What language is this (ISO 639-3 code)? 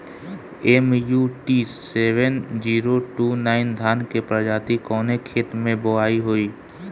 bho